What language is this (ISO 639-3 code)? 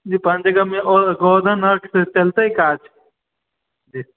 mai